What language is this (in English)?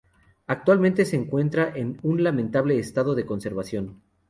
Spanish